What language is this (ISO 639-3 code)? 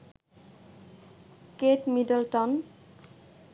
ben